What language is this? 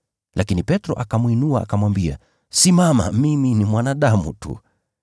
Swahili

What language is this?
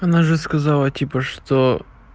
Russian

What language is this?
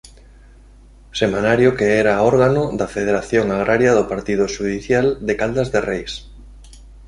Galician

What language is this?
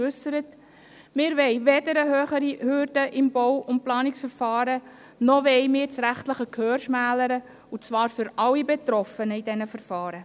Swiss German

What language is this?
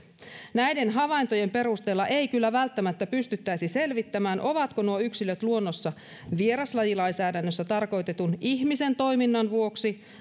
Finnish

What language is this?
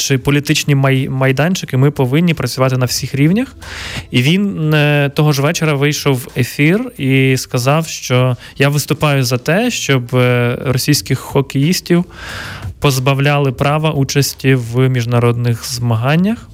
Ukrainian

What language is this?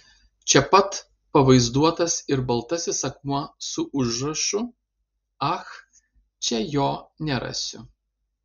Lithuanian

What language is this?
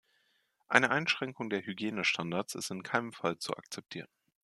German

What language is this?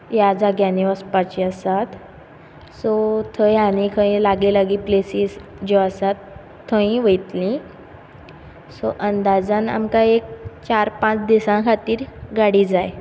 Konkani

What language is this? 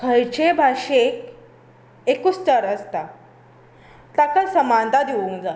Konkani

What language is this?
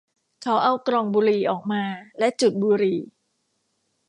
Thai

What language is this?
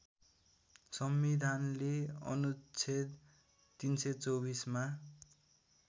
Nepali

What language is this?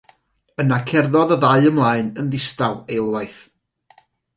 Welsh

